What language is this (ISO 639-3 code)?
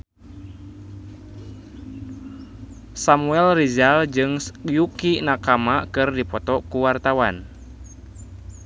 sun